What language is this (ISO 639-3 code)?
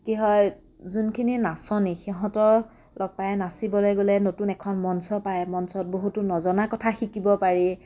asm